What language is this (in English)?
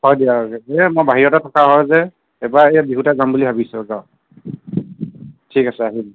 Assamese